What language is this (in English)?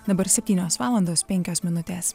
Lithuanian